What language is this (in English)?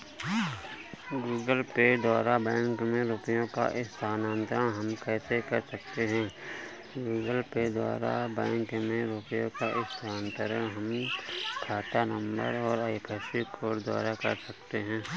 Hindi